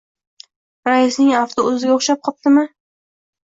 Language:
Uzbek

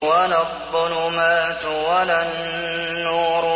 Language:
Arabic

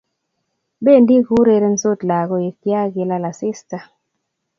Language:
Kalenjin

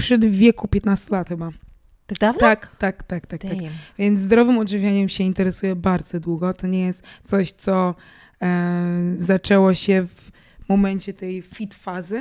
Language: Polish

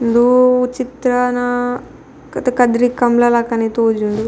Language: Tulu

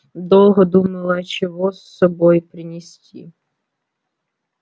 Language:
Russian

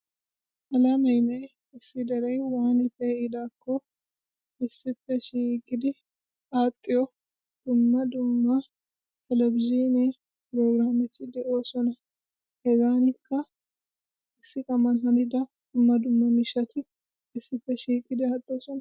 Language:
Wolaytta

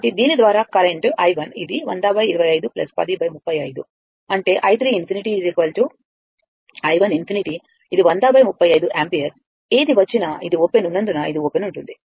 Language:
Telugu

